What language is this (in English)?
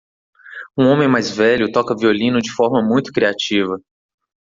Portuguese